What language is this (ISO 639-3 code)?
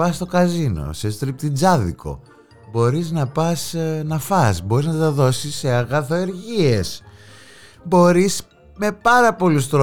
ell